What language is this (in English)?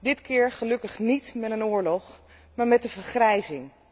Dutch